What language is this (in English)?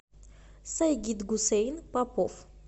Russian